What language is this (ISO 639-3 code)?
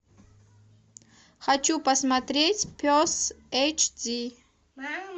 rus